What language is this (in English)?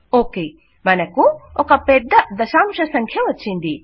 Telugu